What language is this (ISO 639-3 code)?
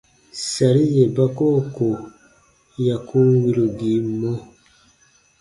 bba